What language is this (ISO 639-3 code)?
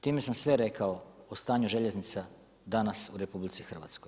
hrv